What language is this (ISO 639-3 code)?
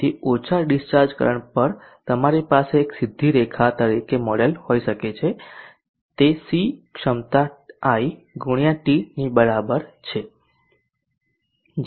guj